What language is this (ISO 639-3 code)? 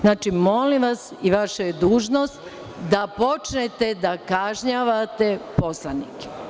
srp